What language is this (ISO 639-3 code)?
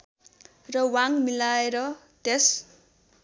nep